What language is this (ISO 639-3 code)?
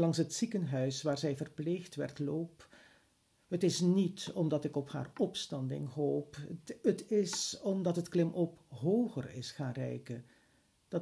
nld